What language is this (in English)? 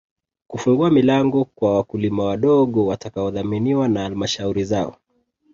Swahili